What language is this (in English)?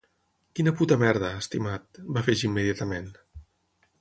Catalan